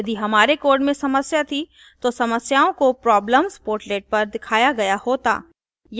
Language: Hindi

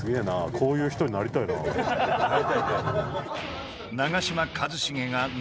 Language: Japanese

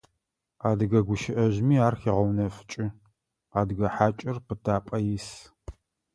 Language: Adyghe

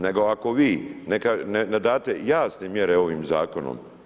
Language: Croatian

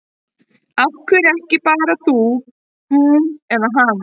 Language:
Icelandic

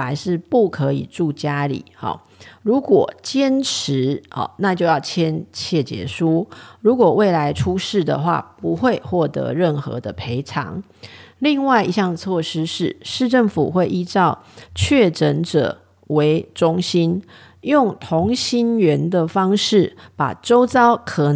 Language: Chinese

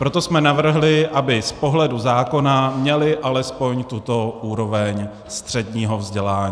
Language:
Czech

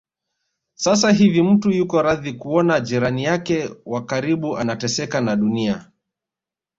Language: Swahili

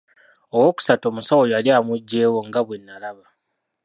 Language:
Ganda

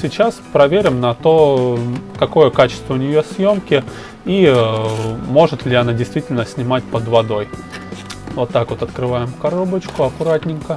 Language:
Russian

